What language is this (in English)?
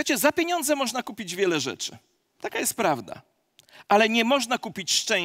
Polish